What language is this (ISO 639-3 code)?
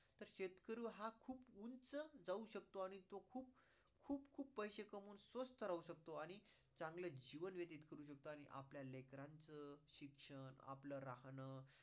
mar